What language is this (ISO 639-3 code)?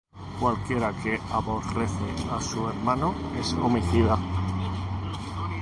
spa